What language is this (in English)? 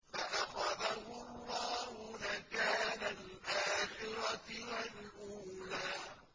Arabic